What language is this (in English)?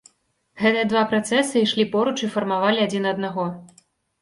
Belarusian